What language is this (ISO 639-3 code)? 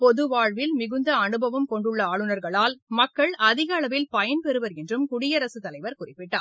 tam